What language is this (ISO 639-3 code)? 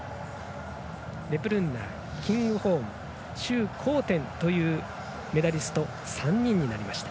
jpn